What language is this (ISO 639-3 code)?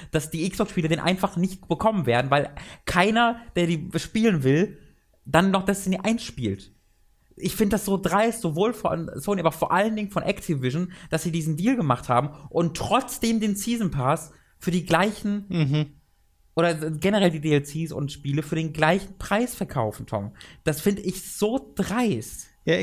deu